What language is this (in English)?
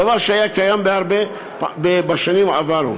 Hebrew